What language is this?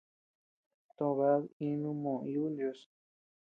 Tepeuxila Cuicatec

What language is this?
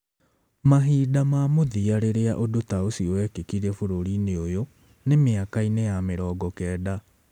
Kikuyu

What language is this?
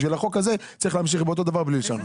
Hebrew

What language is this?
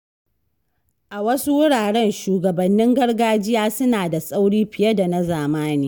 Hausa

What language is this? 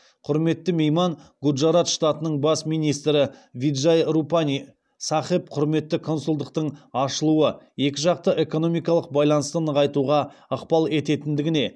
Kazakh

